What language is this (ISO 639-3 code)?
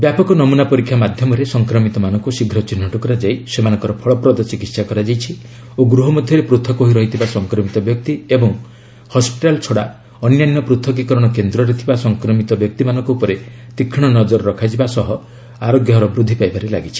ori